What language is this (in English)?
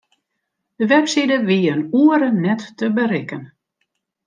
Western Frisian